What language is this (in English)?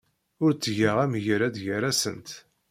Kabyle